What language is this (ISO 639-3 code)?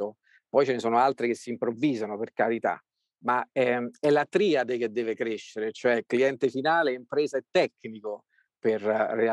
ita